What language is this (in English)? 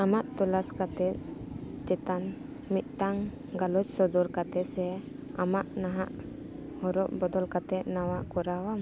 Santali